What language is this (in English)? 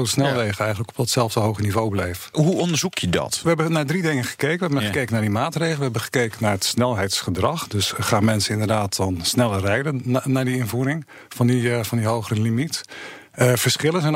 Dutch